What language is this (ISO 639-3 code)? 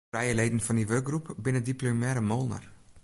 fry